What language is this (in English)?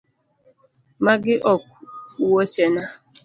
Luo (Kenya and Tanzania)